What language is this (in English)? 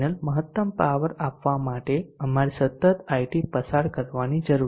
Gujarati